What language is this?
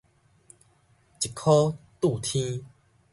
Min Nan Chinese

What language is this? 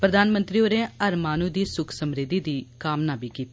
Dogri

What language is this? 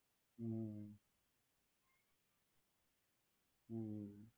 Gujarati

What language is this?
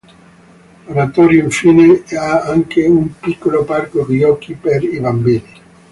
Italian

